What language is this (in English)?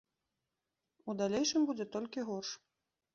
Belarusian